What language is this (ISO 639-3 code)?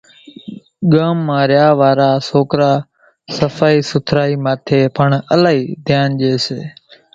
gjk